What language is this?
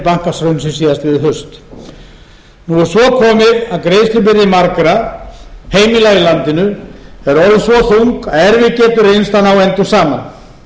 Icelandic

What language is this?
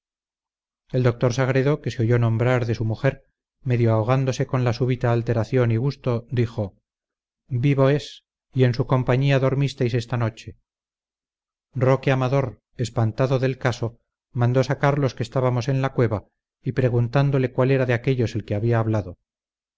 Spanish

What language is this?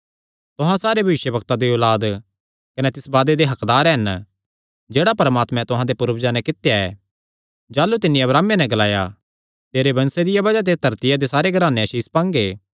Kangri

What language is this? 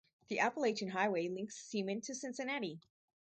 English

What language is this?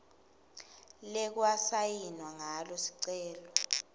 Swati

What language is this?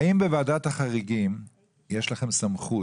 Hebrew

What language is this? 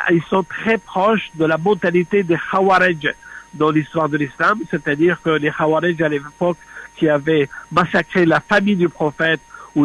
French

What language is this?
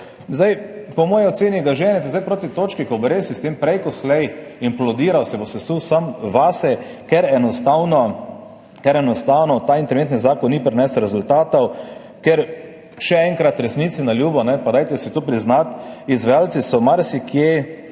Slovenian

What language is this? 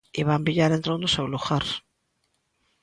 Galician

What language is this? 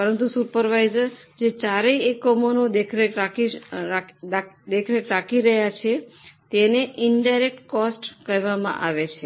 Gujarati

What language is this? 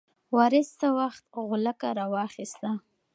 Pashto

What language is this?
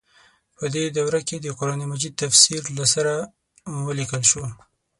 Pashto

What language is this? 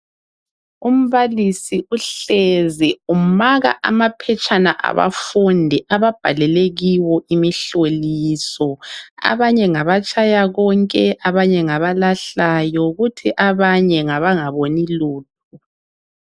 North Ndebele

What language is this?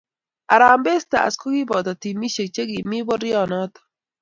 Kalenjin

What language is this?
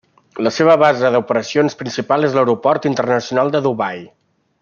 Catalan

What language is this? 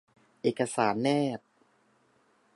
Thai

